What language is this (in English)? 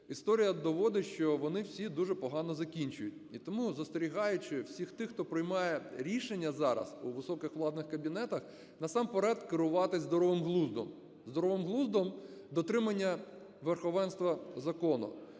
Ukrainian